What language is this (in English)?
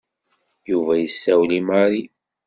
Kabyle